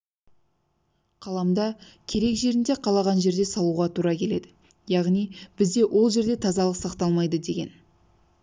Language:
Kazakh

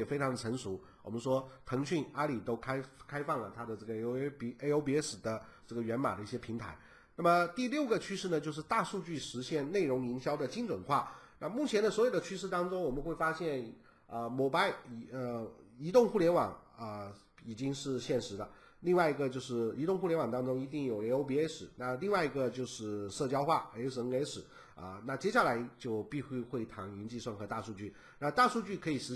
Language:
Chinese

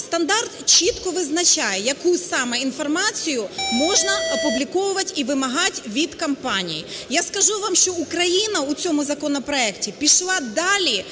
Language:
Ukrainian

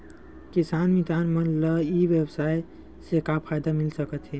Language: Chhattisgarhi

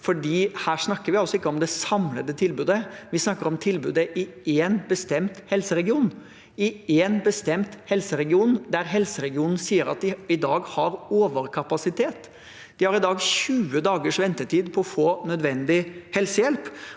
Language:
Norwegian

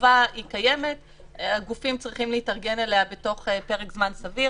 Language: Hebrew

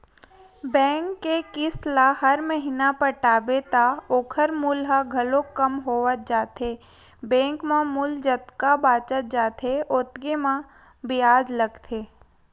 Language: Chhattisgarhi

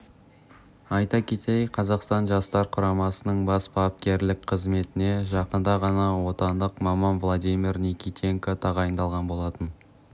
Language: Kazakh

